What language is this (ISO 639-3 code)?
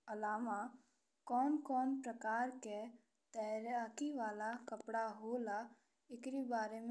bho